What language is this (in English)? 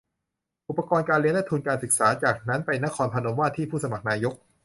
Thai